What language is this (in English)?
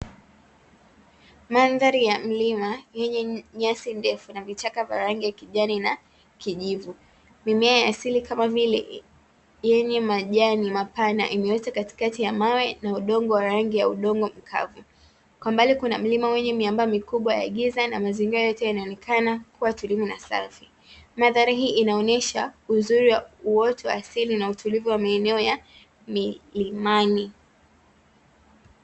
Swahili